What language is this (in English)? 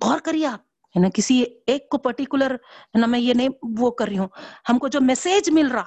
Urdu